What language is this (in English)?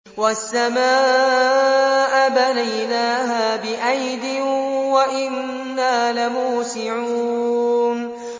Arabic